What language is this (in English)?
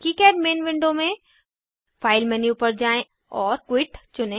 Hindi